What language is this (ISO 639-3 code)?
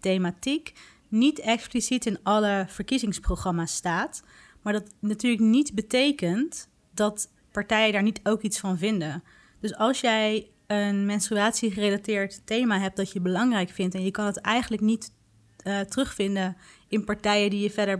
nld